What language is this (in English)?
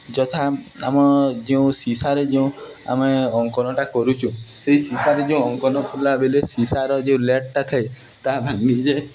Odia